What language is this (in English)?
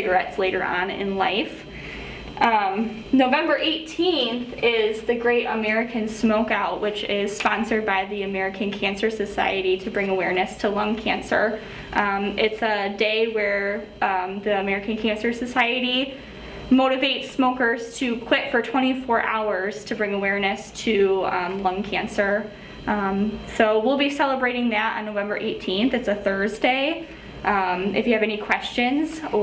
English